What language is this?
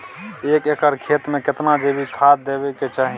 Maithili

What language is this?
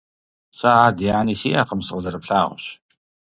Kabardian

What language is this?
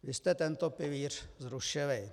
Czech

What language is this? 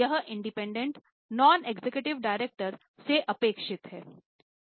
Hindi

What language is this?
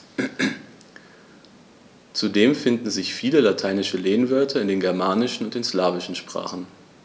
German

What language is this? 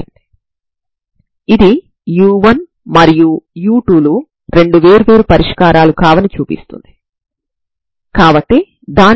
Telugu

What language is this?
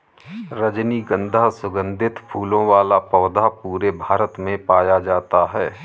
Hindi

